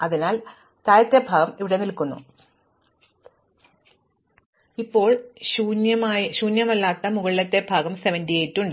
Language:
Malayalam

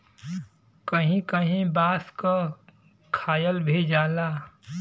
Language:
Bhojpuri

